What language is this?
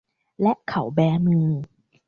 Thai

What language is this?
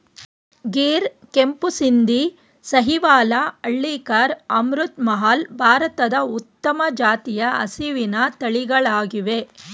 Kannada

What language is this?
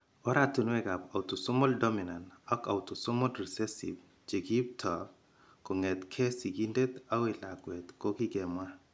Kalenjin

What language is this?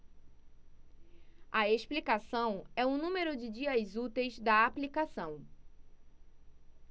Portuguese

